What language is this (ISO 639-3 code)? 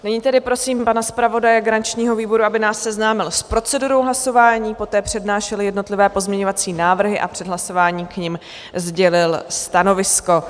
ces